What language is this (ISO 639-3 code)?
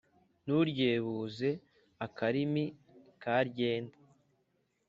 kin